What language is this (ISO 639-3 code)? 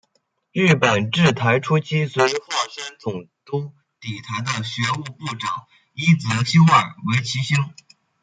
zho